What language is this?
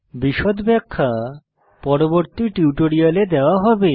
Bangla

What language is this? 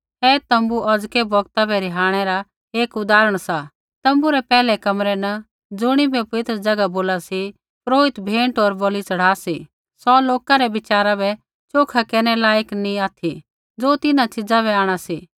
Kullu Pahari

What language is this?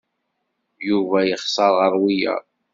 Kabyle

